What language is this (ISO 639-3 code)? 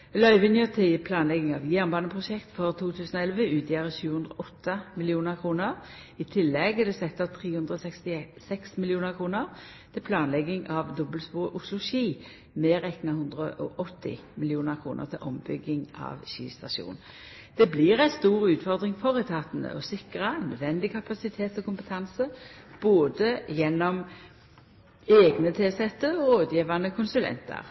nno